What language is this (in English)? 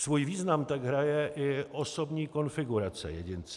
Czech